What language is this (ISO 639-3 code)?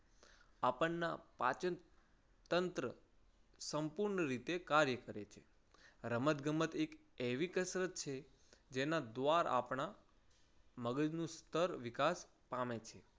guj